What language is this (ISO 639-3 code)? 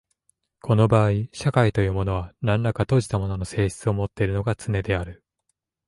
jpn